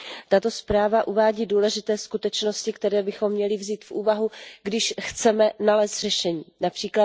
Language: Czech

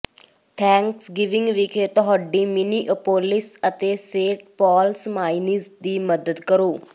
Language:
Punjabi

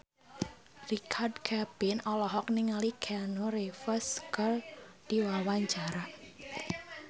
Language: Sundanese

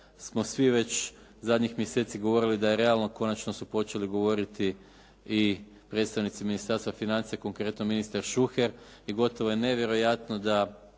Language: Croatian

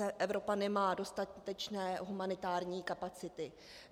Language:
Czech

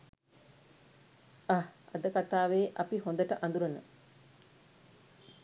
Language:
Sinhala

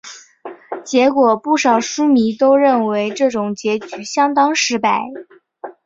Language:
Chinese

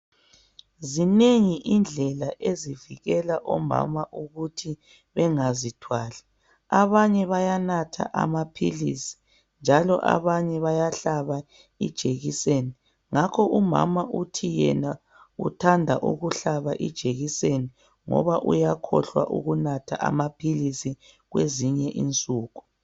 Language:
North Ndebele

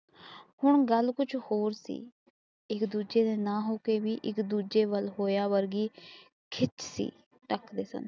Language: Punjabi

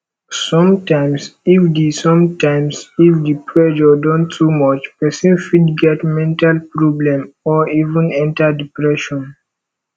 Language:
Nigerian Pidgin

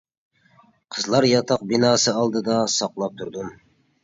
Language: Uyghur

